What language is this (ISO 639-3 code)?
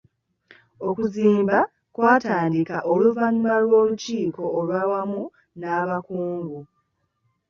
lug